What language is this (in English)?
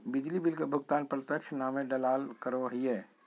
Magahi